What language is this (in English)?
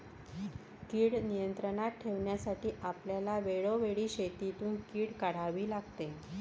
Marathi